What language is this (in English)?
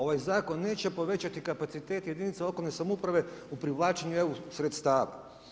Croatian